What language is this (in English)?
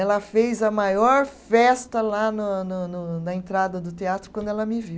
Portuguese